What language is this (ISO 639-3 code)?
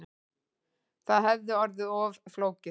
isl